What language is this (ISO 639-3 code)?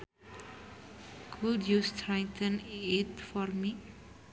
sun